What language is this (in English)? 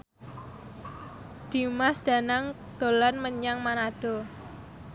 Javanese